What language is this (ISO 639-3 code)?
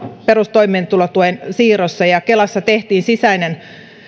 fin